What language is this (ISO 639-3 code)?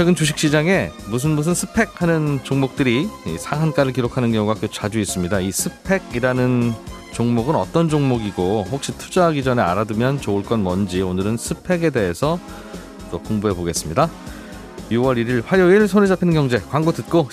kor